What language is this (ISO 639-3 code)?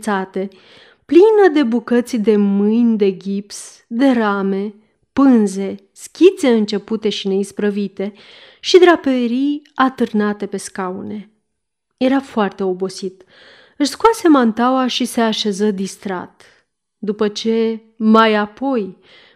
ron